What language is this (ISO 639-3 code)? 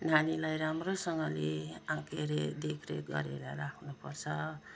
nep